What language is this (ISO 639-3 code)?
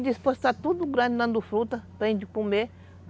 por